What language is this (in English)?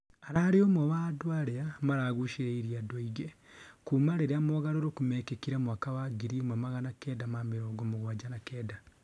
Kikuyu